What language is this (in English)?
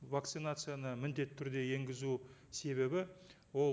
Kazakh